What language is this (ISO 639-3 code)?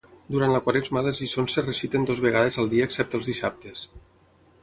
cat